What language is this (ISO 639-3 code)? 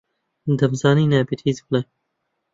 ckb